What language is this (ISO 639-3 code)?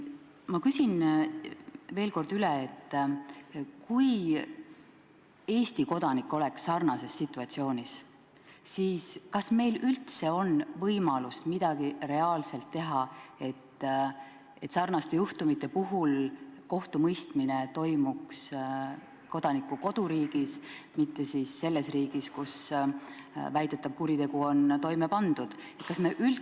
est